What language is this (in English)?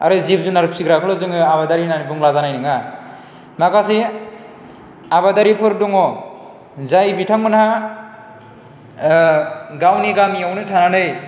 Bodo